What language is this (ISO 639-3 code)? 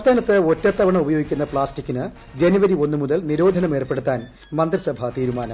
mal